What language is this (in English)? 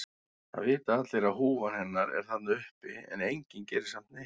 Icelandic